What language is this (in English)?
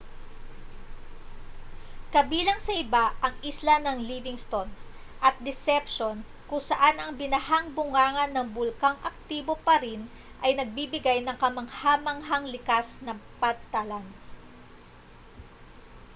Filipino